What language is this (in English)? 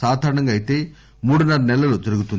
Telugu